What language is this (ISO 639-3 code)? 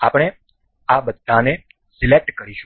guj